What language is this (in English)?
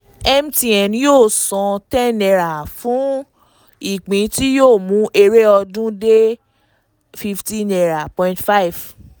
Yoruba